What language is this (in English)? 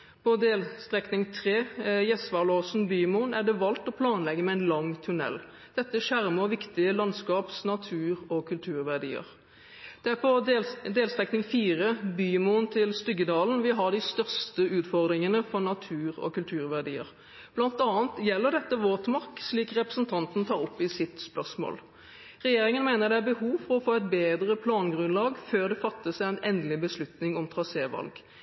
Norwegian Bokmål